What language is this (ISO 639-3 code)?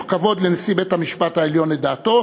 heb